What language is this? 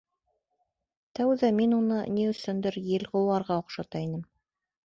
Bashkir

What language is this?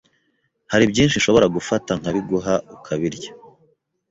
Kinyarwanda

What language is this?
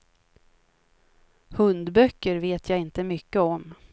Swedish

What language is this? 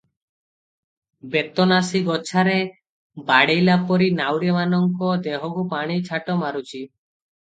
Odia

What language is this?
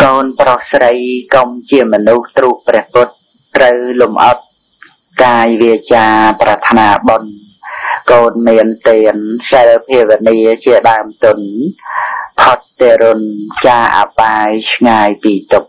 Thai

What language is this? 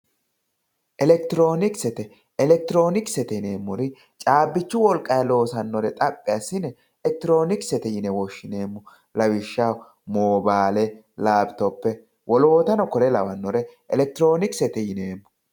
Sidamo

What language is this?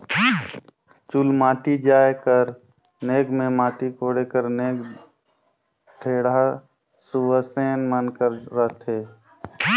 Chhattisgarhi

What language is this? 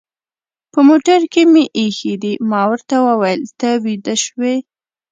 Pashto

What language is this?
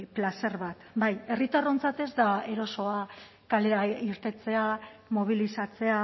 Basque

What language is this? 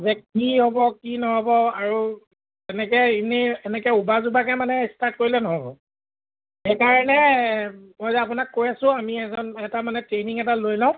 Assamese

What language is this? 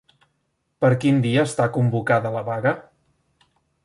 Catalan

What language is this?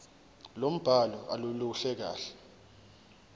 Zulu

